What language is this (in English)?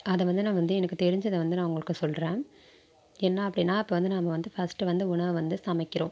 Tamil